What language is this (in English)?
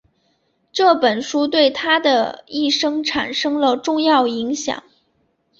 Chinese